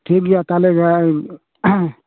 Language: Santali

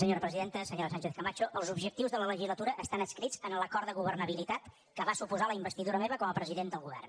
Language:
Catalan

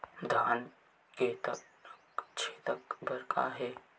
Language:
Chhattisgarhi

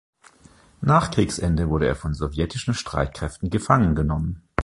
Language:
German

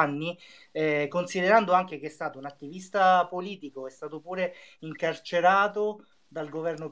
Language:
Italian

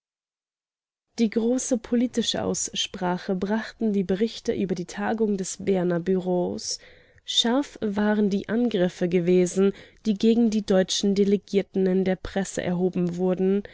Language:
German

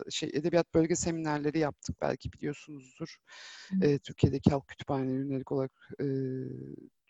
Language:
Turkish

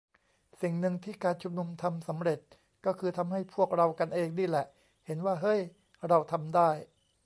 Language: Thai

